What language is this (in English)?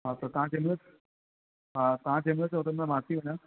Sindhi